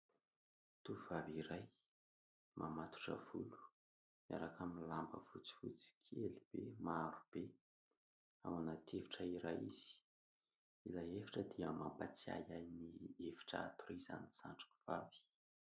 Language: Malagasy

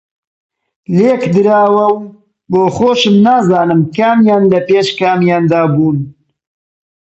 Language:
Central Kurdish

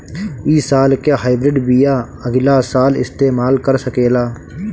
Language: Bhojpuri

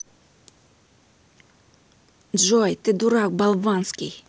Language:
Russian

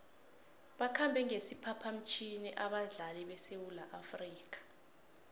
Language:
South Ndebele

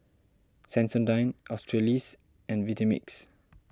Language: English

